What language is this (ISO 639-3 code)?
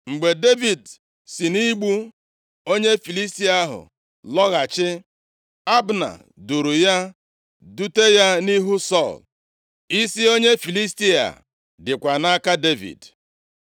ibo